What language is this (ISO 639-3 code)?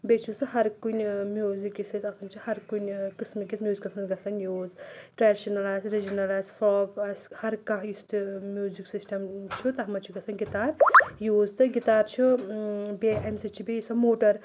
kas